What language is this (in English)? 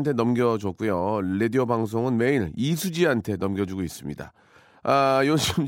Korean